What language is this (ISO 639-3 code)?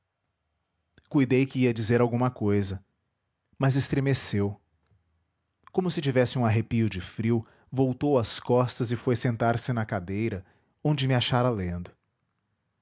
por